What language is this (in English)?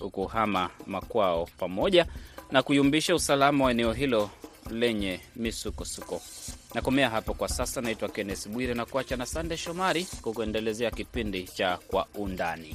Swahili